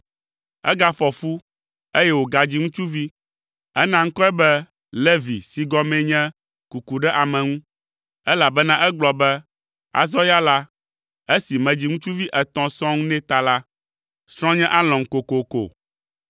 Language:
Ewe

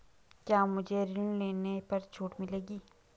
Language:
Hindi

